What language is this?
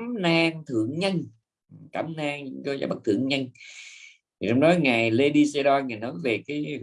Vietnamese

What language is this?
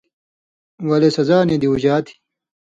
Indus Kohistani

